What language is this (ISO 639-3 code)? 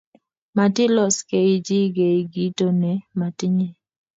kln